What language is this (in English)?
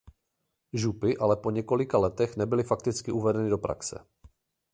Czech